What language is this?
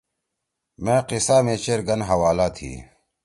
Torwali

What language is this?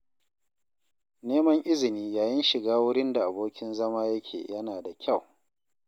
Hausa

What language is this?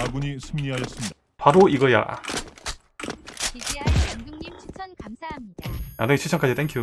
Korean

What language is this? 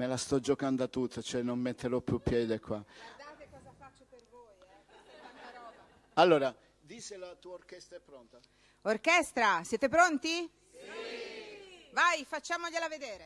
Italian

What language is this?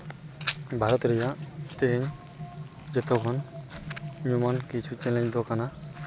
Santali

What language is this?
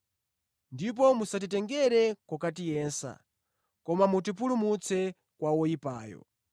Nyanja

